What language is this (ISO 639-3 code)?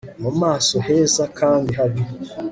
kin